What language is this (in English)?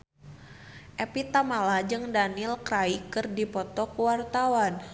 Sundanese